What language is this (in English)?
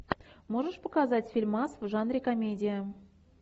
Russian